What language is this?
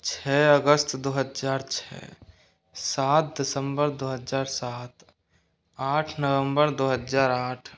Hindi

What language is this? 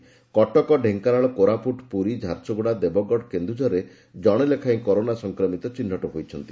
Odia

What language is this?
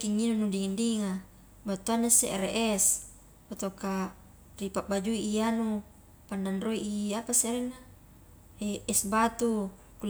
Highland Konjo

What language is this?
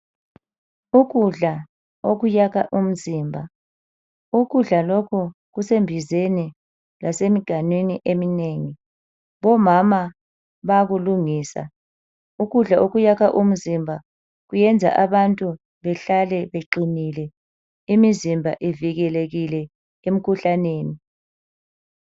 North Ndebele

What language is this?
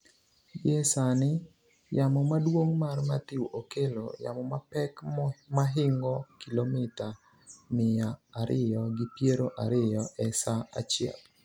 Luo (Kenya and Tanzania)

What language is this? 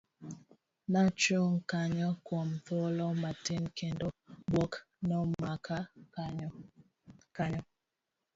Luo (Kenya and Tanzania)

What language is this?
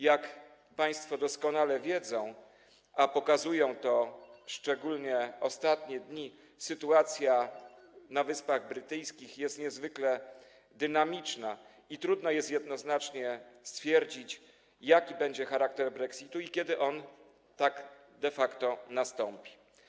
Polish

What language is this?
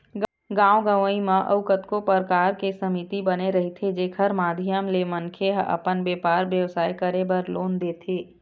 Chhattisgarhi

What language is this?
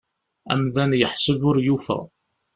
Kabyle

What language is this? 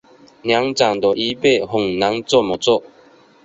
Chinese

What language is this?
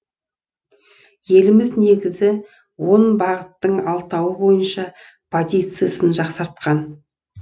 Kazakh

